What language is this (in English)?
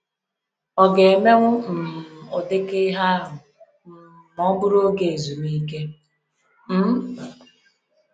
Igbo